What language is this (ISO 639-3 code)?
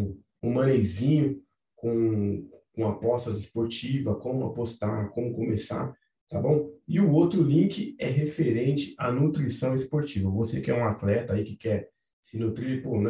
por